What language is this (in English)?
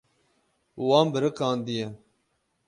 Kurdish